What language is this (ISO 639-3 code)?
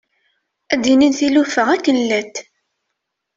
kab